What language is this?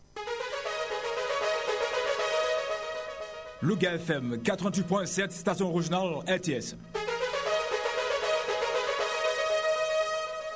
Wolof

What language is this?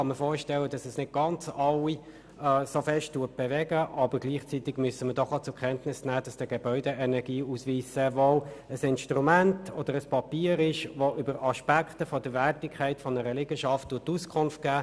Swiss German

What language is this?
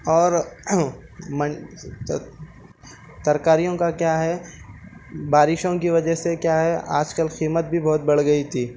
Urdu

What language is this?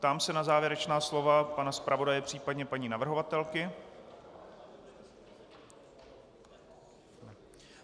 Czech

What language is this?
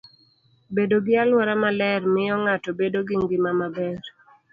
Luo (Kenya and Tanzania)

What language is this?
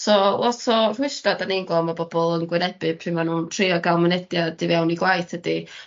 Welsh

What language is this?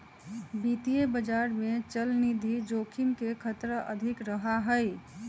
Magahi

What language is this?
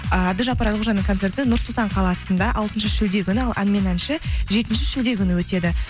Kazakh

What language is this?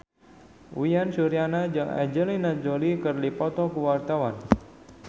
Sundanese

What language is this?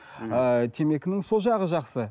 Kazakh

